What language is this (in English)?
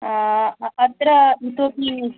Sanskrit